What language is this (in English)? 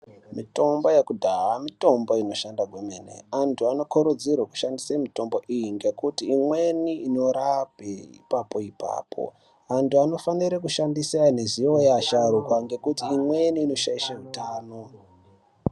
Ndau